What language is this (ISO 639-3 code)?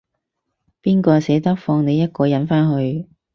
yue